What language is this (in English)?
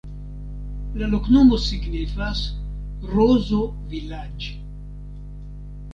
Esperanto